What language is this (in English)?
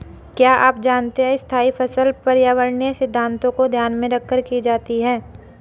Hindi